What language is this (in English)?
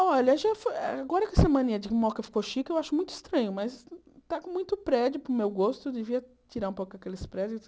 Portuguese